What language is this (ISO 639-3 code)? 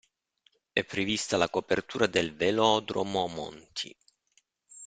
ita